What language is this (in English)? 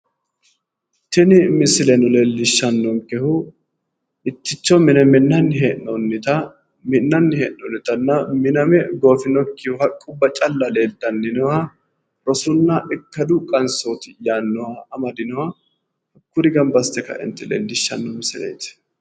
Sidamo